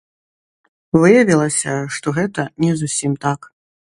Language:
Belarusian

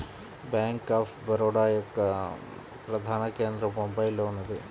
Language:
Telugu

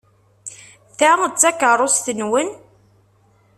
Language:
Kabyle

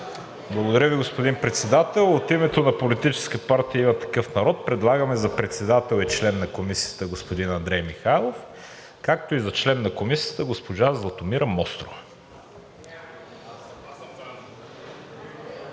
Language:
Bulgarian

